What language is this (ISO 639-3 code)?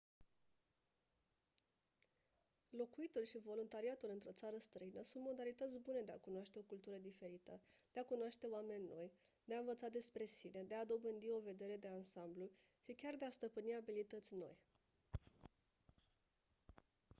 ron